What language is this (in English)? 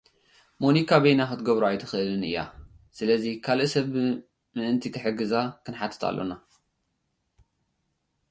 Tigrinya